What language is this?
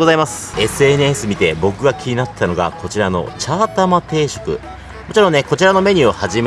Japanese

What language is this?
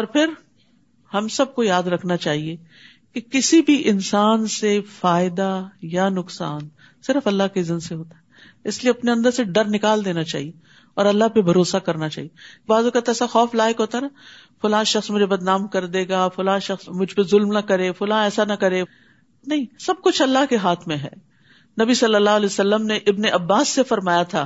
Urdu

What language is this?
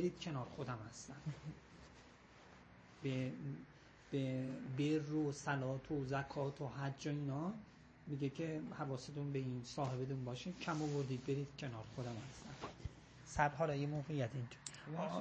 Persian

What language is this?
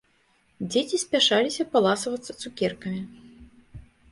Belarusian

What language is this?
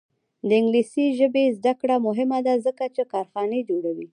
Pashto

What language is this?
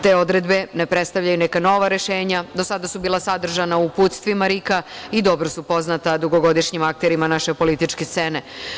Serbian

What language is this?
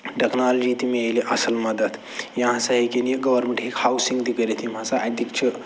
Kashmiri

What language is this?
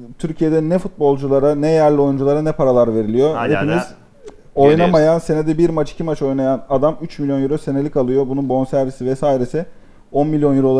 Turkish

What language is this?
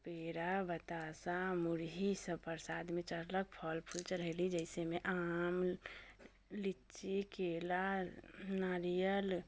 Maithili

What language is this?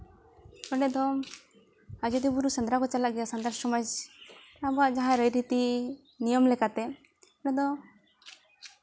Santali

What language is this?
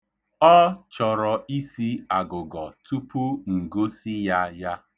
Igbo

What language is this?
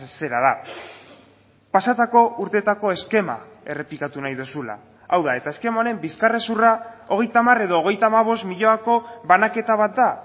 Basque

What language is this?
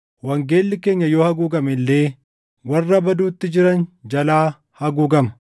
Oromo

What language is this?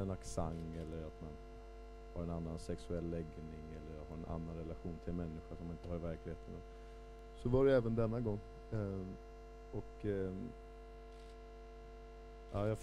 Swedish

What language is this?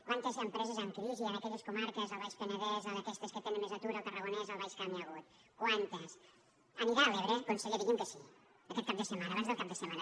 Catalan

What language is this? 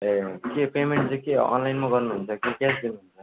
Nepali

